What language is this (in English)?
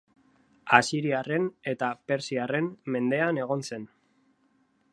Basque